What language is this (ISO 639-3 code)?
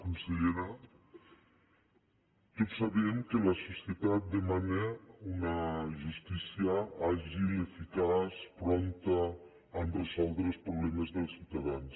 cat